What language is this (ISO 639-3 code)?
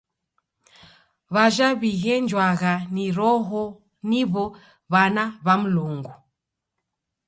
dav